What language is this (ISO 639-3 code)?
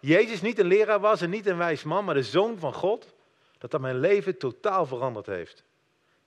nld